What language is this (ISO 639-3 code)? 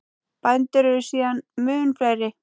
isl